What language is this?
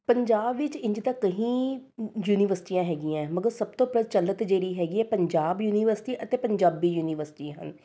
Punjabi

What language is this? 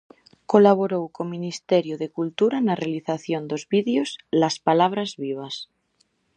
Galician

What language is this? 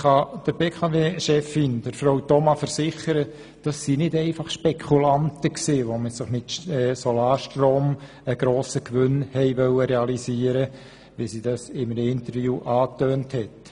Swiss German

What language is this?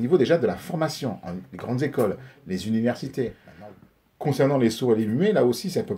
French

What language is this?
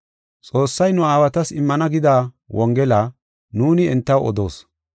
Gofa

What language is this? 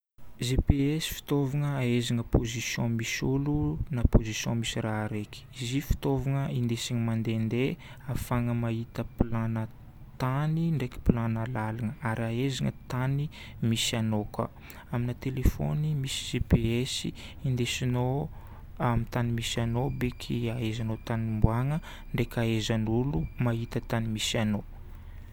Northern Betsimisaraka Malagasy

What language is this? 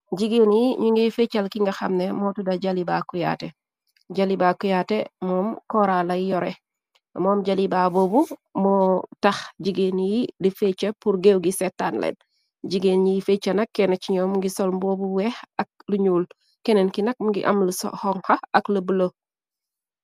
Wolof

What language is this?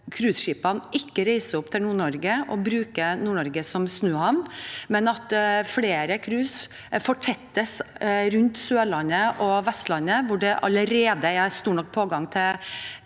Norwegian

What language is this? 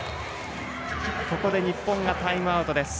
Japanese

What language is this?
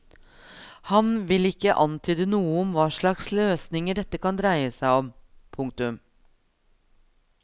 Norwegian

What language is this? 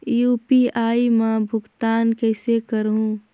Chhattisgarhi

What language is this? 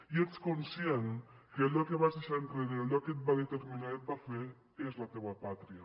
Catalan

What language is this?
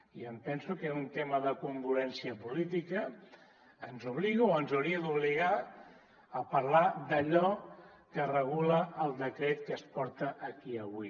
Catalan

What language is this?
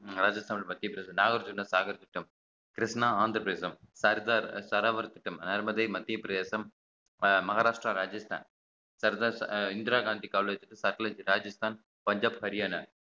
Tamil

